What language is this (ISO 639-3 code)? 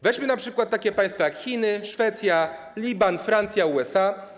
pol